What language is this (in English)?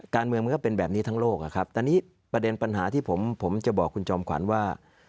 Thai